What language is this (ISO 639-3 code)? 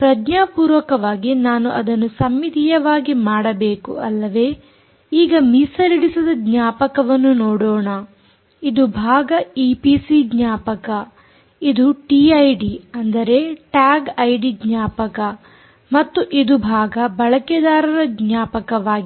kan